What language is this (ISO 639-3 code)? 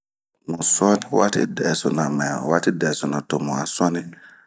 bmq